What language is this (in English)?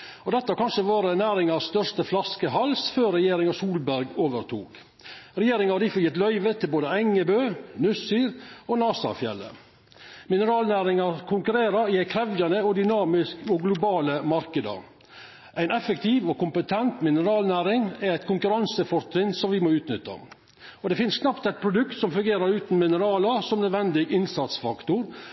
Norwegian Nynorsk